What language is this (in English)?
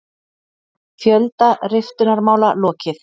Icelandic